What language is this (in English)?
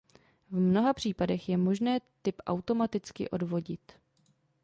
Czech